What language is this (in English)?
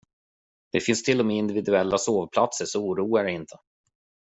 Swedish